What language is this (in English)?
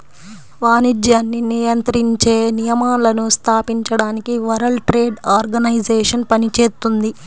Telugu